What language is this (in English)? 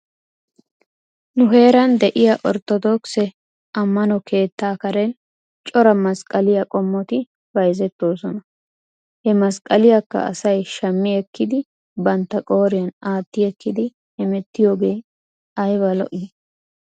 Wolaytta